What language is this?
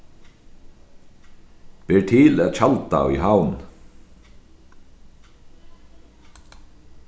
Faroese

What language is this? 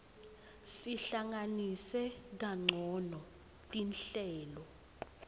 Swati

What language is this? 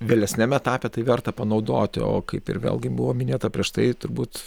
Lithuanian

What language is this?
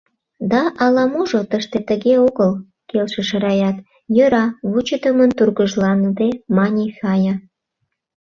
Mari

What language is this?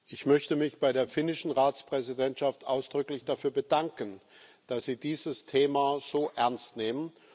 German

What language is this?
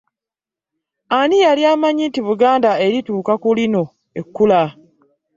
Ganda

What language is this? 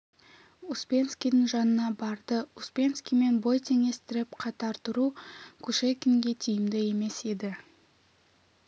Kazakh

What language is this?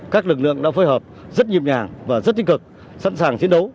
Vietnamese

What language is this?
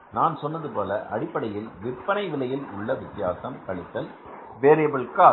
Tamil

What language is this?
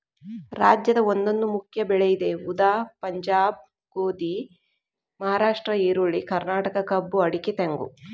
Kannada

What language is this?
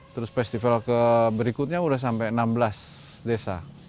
Indonesian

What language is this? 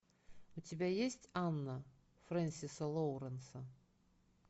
Russian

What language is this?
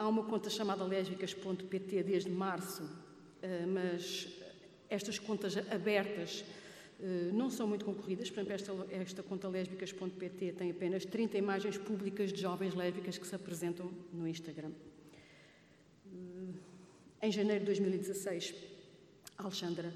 Portuguese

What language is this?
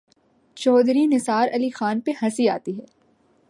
Urdu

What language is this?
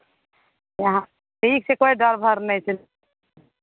Maithili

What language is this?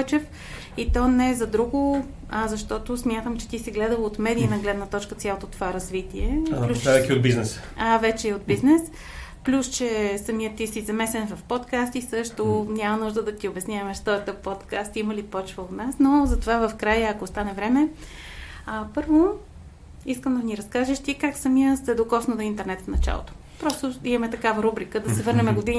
Bulgarian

